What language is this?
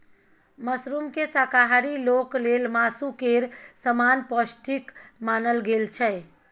Maithili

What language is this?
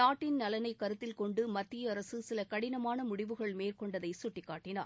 Tamil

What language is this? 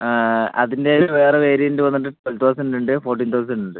Malayalam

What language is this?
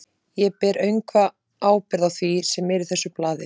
Icelandic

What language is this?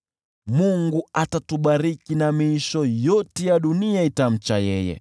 Swahili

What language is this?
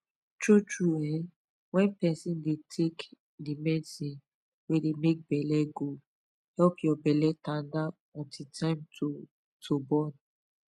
Nigerian Pidgin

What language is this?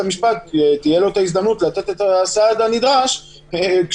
Hebrew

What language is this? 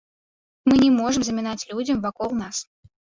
Belarusian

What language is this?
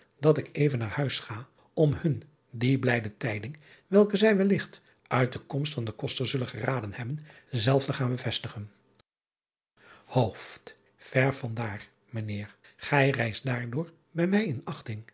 Dutch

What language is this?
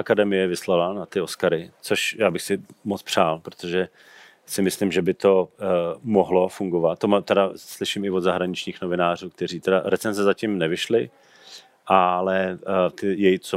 Czech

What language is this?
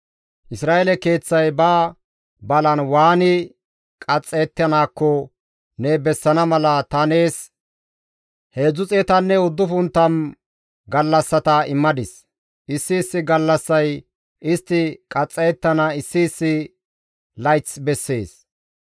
Gamo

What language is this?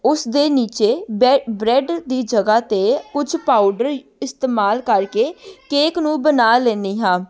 Punjabi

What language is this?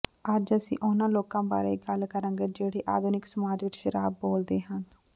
Punjabi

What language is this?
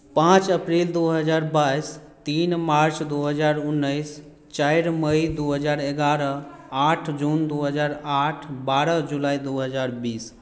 Maithili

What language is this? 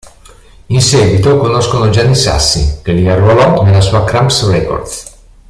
Italian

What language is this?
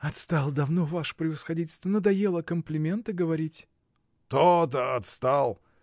Russian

